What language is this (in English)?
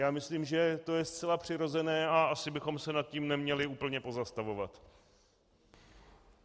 Czech